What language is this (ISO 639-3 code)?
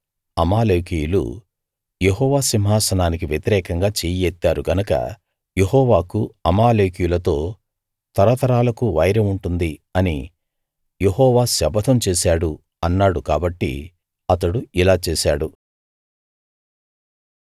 tel